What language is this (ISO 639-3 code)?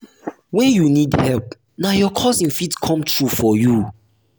pcm